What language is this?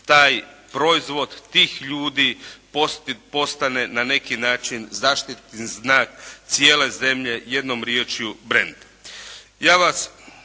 Croatian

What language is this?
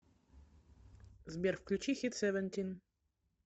Russian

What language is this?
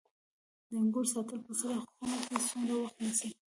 Pashto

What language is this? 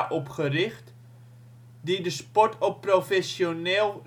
Dutch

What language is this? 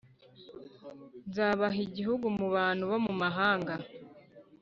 Kinyarwanda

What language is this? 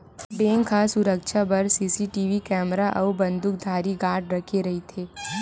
Chhattisgarhi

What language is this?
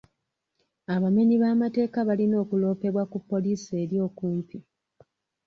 Ganda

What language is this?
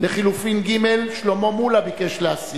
Hebrew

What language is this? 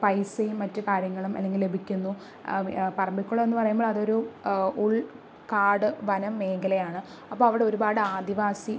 Malayalam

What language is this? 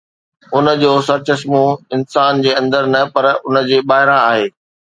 Sindhi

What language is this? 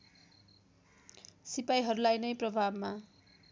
Nepali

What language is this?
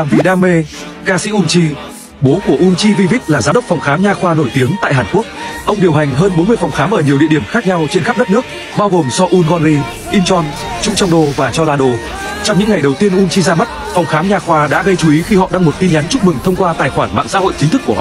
Vietnamese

